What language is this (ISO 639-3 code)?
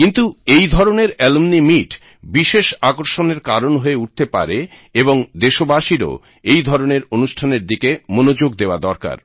ben